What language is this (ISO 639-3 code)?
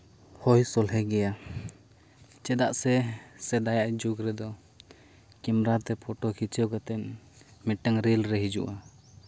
sat